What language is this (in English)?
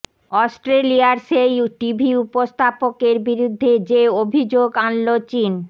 Bangla